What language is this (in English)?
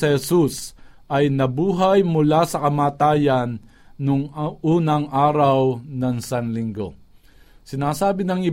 Filipino